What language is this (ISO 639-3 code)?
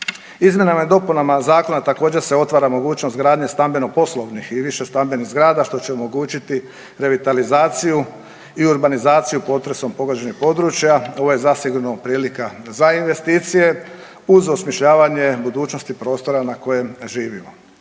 hrv